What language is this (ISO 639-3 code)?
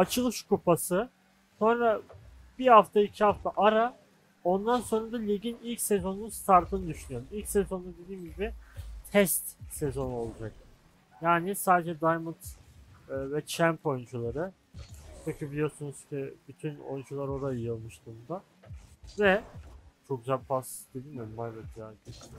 tur